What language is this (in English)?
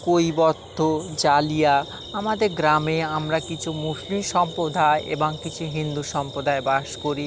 Bangla